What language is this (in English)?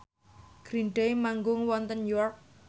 Javanese